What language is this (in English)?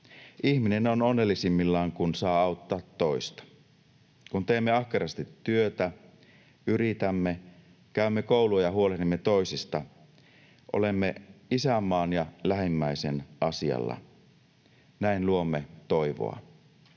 Finnish